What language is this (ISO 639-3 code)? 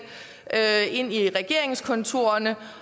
dan